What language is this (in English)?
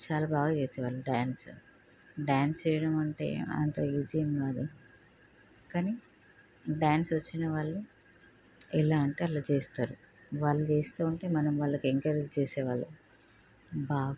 Telugu